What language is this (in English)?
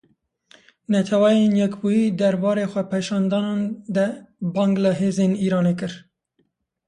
Kurdish